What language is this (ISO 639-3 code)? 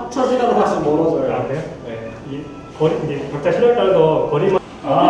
kor